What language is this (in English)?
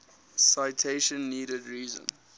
English